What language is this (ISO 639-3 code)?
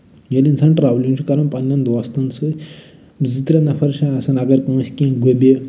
kas